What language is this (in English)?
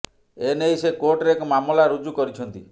Odia